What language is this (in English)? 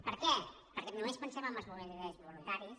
Catalan